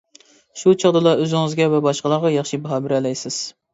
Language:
Uyghur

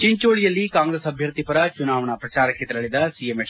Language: Kannada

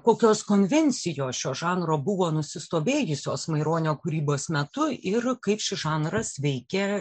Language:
Lithuanian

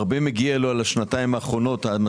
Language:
Hebrew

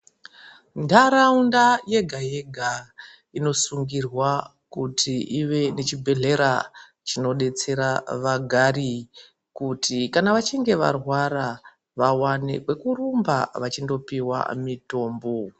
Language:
Ndau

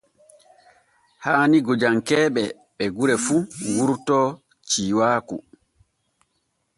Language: Borgu Fulfulde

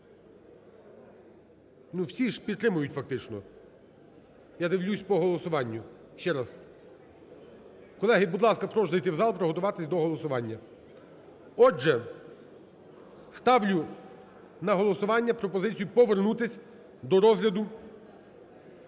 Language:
Ukrainian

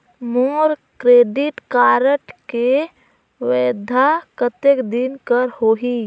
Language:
Chhattisgarhi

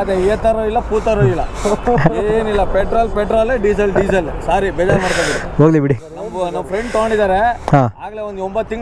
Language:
Kannada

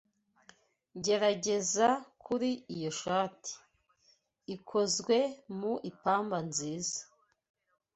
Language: Kinyarwanda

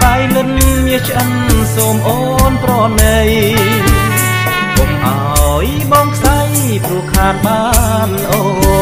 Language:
Thai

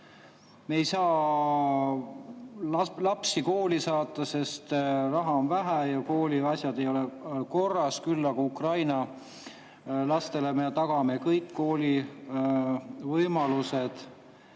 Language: Estonian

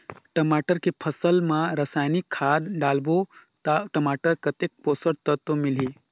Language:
Chhattisgarhi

